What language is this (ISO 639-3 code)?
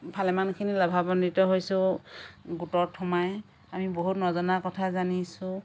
asm